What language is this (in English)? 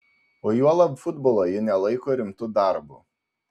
Lithuanian